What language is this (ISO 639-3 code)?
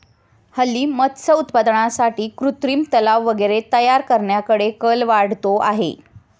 mar